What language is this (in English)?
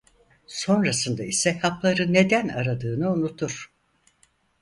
Turkish